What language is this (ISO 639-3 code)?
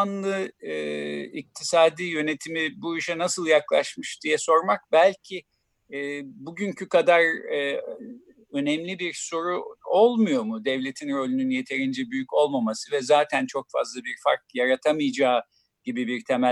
tur